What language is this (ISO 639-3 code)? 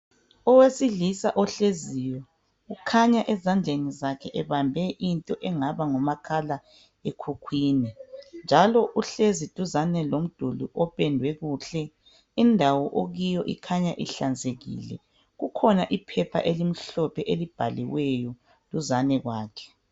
nde